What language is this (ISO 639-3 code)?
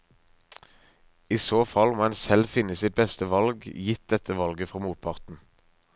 nor